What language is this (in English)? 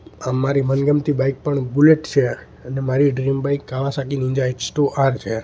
Gujarati